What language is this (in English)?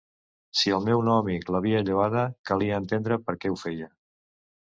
Catalan